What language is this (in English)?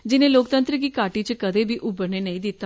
Dogri